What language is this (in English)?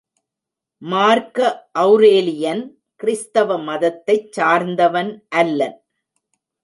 Tamil